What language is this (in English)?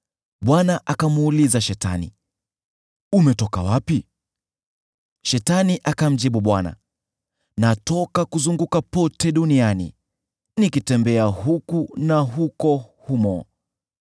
Swahili